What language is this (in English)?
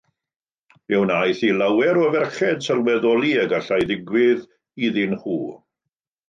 Welsh